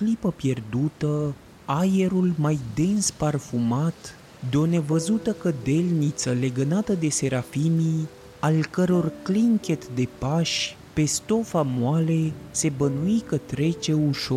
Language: Romanian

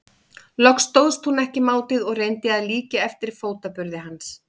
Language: Icelandic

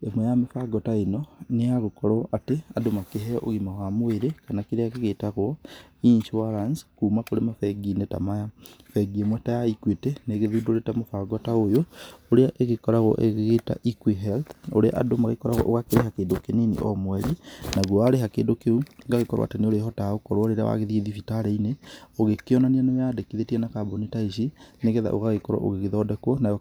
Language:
Kikuyu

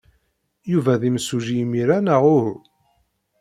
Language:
Kabyle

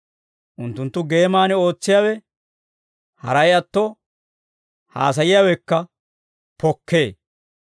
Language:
Dawro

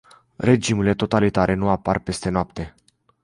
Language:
Romanian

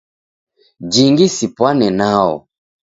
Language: Taita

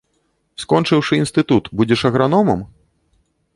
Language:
Belarusian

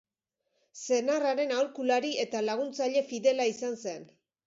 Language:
Basque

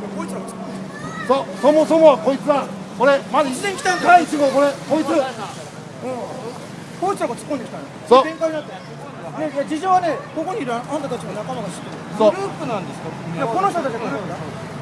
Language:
Japanese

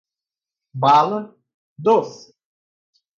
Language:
Portuguese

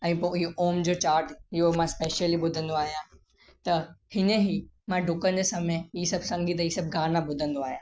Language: Sindhi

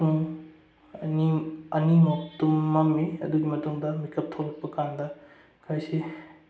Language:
Manipuri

